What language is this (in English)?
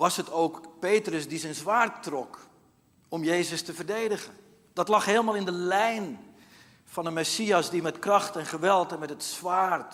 Dutch